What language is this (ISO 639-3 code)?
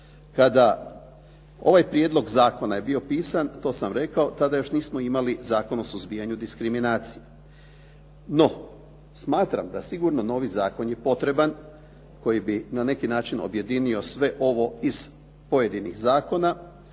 hrv